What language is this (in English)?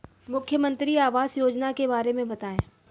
Hindi